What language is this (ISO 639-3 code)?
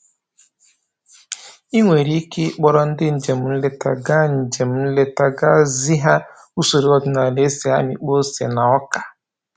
ibo